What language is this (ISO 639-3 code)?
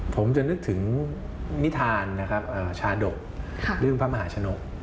tha